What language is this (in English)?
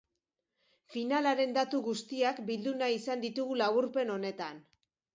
Basque